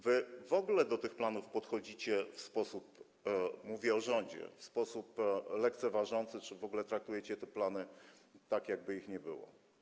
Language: Polish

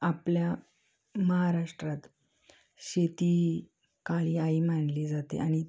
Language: Marathi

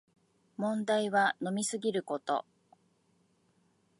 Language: Japanese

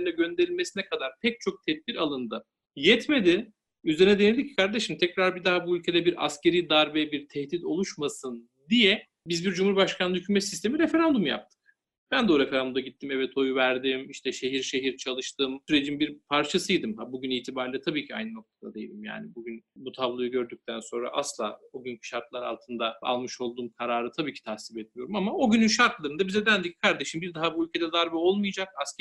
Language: Turkish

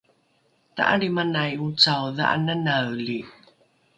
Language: Rukai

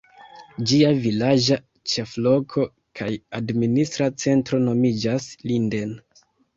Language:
Esperanto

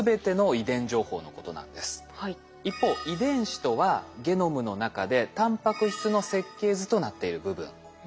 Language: Japanese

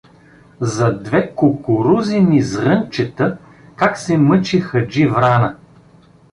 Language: Bulgarian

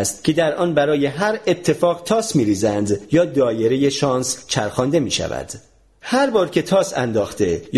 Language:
Persian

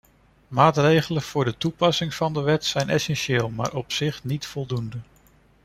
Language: Dutch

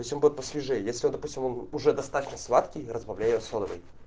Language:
Russian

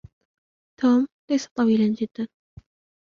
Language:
Arabic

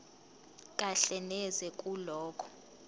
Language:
Zulu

